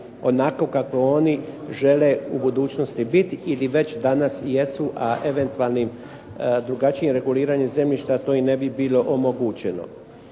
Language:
Croatian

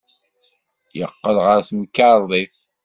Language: Kabyle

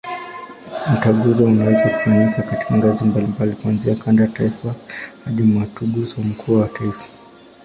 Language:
Swahili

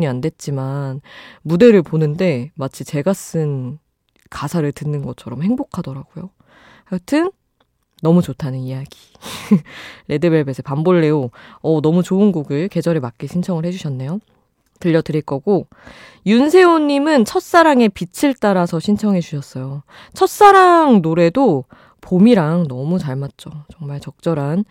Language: Korean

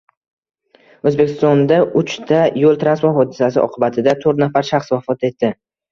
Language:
Uzbek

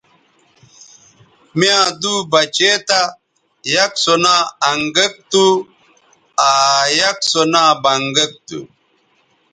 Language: Bateri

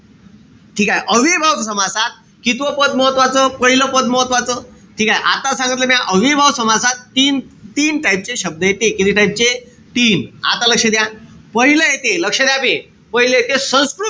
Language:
Marathi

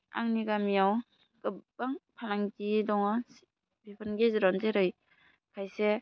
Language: Bodo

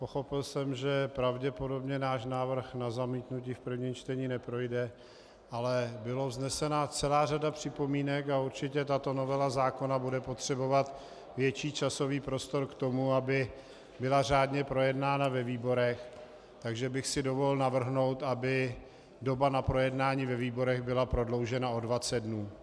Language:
Czech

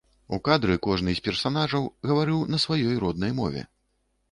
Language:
Belarusian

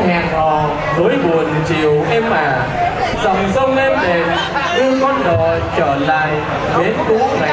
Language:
Vietnamese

